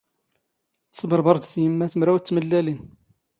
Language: Standard Moroccan Tamazight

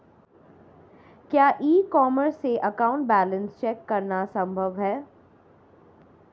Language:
Hindi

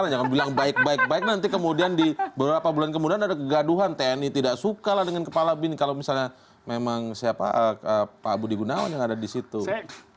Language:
Indonesian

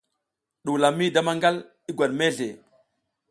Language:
South Giziga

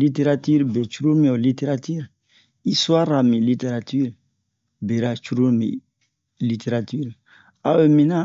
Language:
Bomu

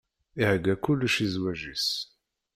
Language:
Kabyle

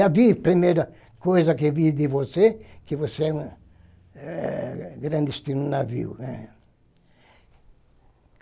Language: Portuguese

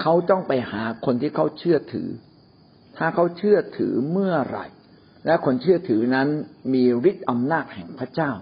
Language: Thai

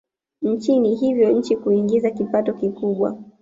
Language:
Swahili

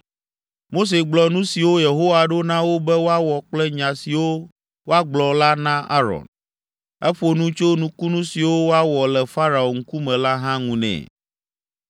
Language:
Ewe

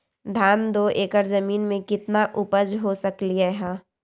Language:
Magahi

